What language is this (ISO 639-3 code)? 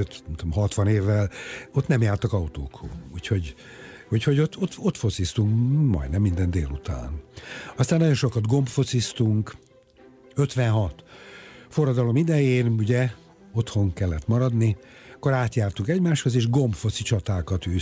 hun